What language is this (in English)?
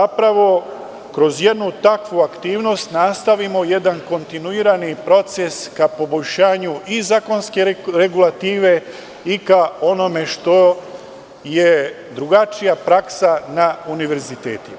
Serbian